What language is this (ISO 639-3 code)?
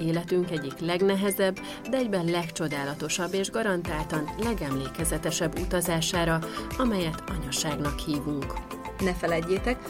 hun